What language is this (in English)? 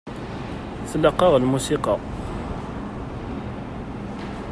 Kabyle